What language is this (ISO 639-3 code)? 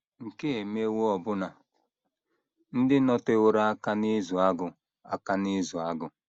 ibo